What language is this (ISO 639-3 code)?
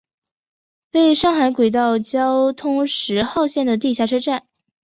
zho